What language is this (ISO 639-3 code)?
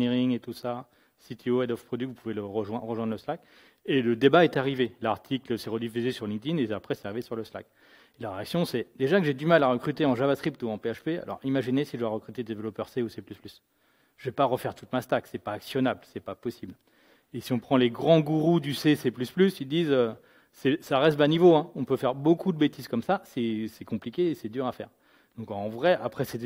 fra